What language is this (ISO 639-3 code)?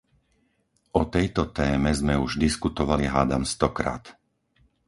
slk